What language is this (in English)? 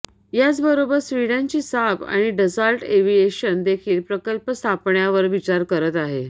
Marathi